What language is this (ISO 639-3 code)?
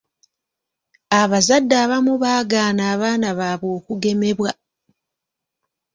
lug